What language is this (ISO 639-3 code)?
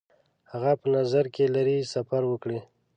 pus